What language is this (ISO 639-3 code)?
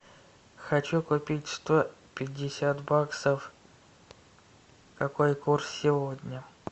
rus